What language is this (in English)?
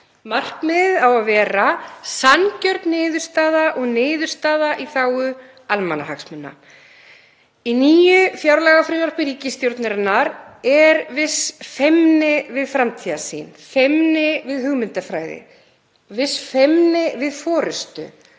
Icelandic